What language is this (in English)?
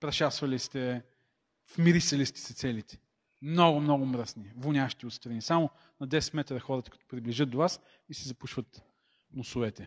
Bulgarian